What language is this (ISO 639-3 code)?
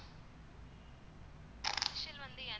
tam